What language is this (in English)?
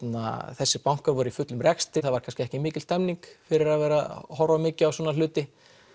Icelandic